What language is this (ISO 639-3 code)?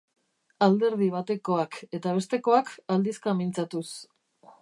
eus